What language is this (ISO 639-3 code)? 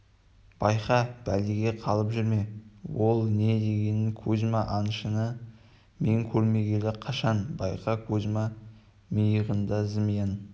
kaz